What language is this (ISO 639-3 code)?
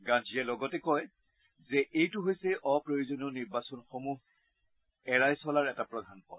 asm